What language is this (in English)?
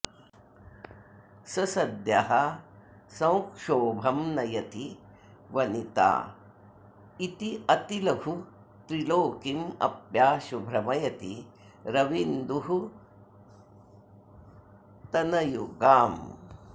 Sanskrit